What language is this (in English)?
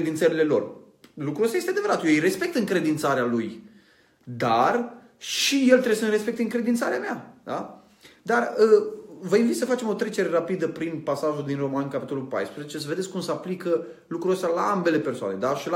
Romanian